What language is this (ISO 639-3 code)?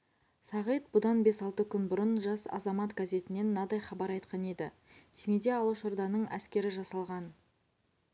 kaz